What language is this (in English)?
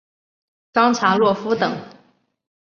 Chinese